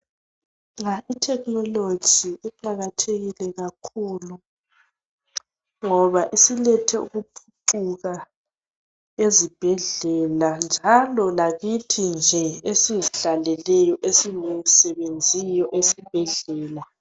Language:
North Ndebele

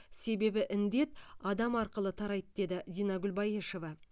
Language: Kazakh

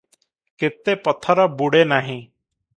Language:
Odia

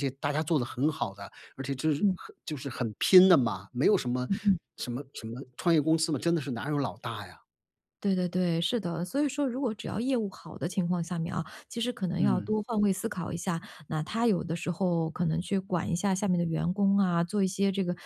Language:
Chinese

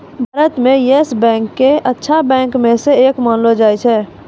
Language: Maithili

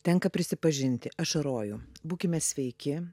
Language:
Lithuanian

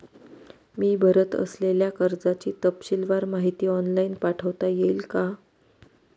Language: Marathi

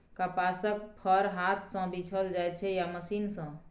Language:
Maithili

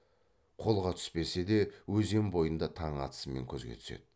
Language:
Kazakh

